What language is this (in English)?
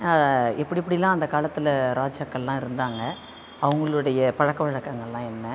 Tamil